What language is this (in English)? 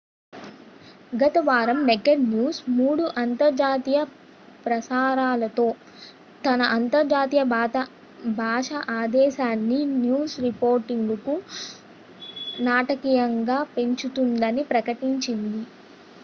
Telugu